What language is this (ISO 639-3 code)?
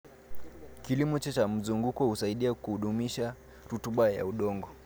kln